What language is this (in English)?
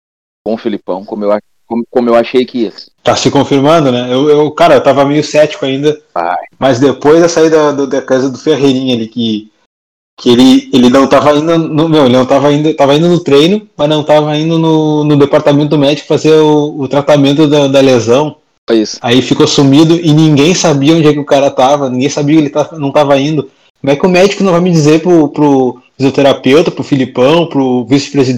Portuguese